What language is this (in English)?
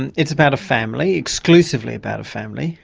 English